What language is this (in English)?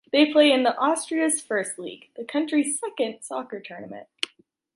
English